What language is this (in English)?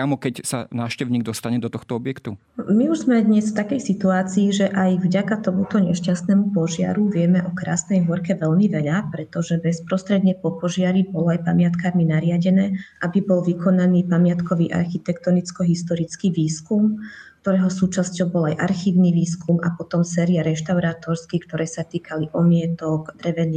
Slovak